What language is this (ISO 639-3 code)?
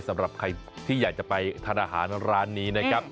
tha